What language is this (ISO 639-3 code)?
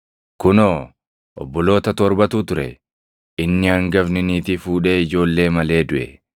orm